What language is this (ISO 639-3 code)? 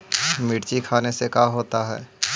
mag